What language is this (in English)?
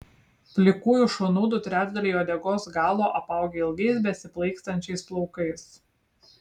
Lithuanian